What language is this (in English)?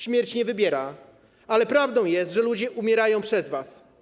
Polish